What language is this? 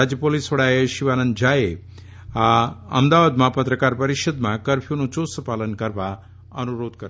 Gujarati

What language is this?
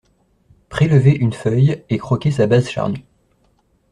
French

